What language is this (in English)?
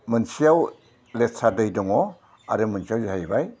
Bodo